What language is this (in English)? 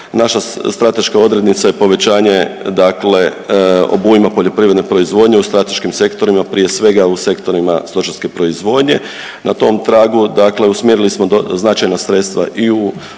Croatian